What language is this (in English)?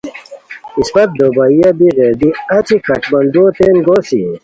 Khowar